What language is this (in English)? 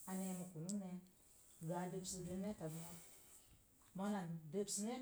Mom Jango